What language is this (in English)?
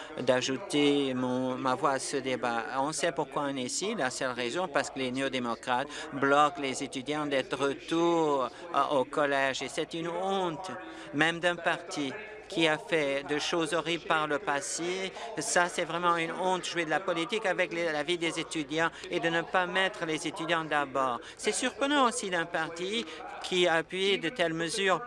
French